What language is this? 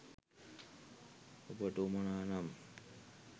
Sinhala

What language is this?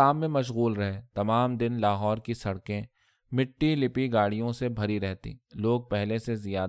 Urdu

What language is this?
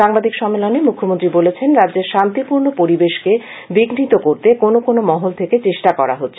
Bangla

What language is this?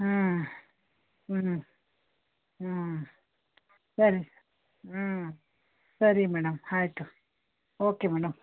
Kannada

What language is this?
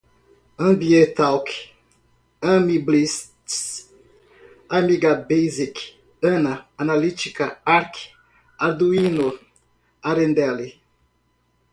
Portuguese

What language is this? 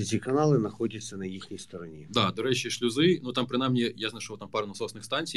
Ukrainian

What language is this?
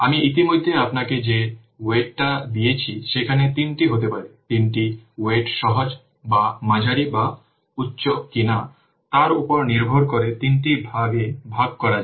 Bangla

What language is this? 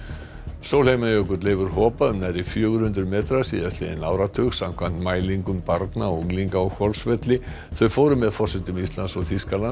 Icelandic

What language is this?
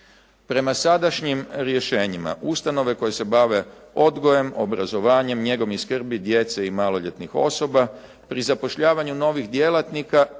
Croatian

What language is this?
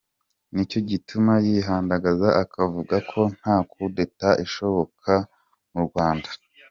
Kinyarwanda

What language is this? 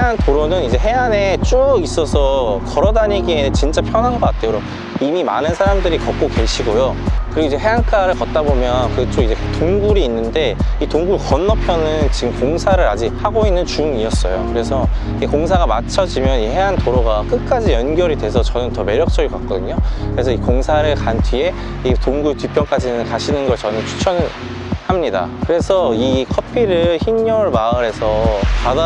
Korean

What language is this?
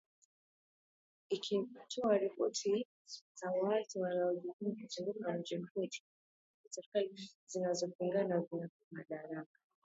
Swahili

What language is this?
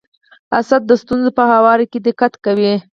Pashto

